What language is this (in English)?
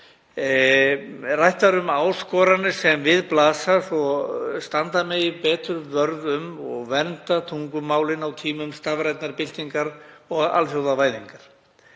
Icelandic